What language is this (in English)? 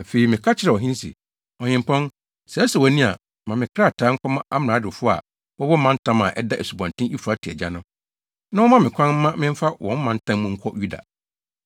Akan